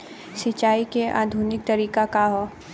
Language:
Bhojpuri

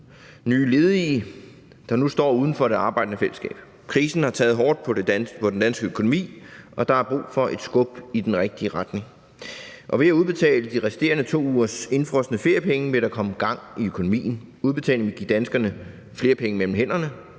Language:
Danish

